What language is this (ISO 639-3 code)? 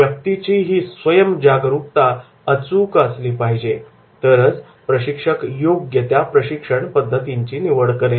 mar